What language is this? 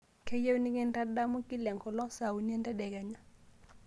Masai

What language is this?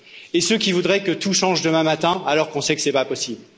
French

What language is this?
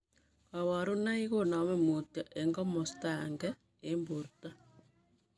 Kalenjin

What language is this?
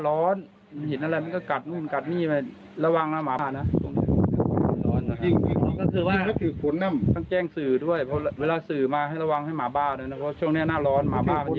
Thai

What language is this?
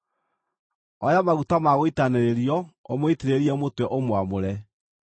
Kikuyu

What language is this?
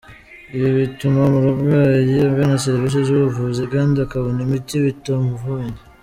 Kinyarwanda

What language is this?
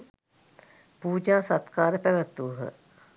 Sinhala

